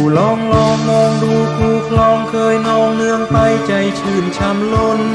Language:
Thai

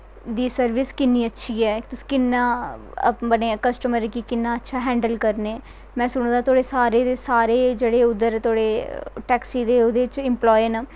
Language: Dogri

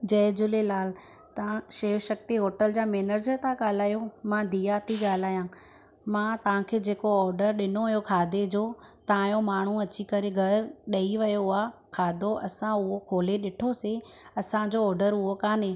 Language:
Sindhi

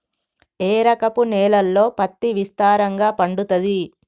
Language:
Telugu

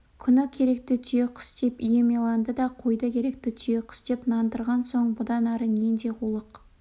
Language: Kazakh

